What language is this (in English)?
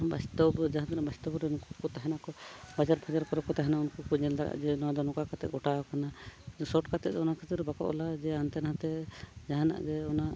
Santali